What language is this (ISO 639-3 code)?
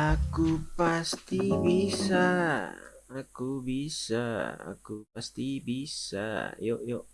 ind